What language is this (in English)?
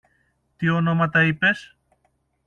Greek